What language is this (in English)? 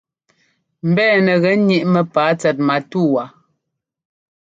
Ngomba